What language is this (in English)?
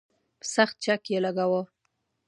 Pashto